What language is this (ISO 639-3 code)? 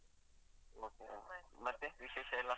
kan